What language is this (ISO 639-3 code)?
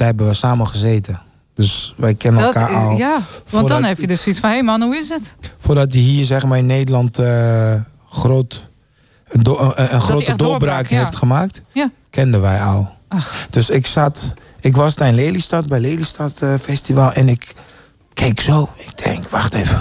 nld